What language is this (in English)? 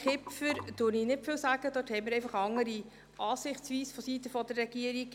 Swiss German